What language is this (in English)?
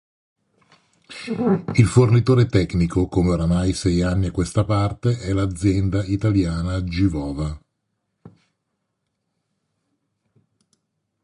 Italian